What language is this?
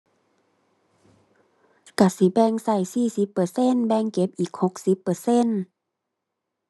Thai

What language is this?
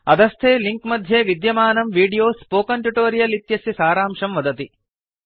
Sanskrit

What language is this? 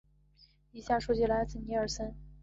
Chinese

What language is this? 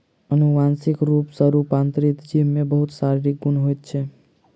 Maithili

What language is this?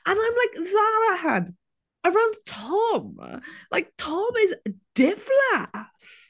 Welsh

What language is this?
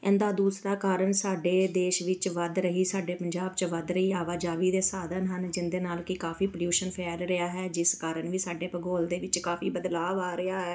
Punjabi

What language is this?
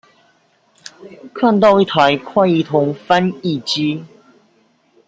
Chinese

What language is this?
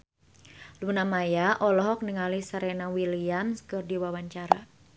Sundanese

